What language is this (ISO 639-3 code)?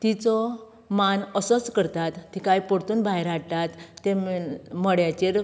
kok